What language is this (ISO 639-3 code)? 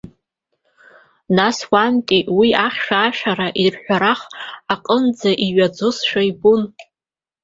abk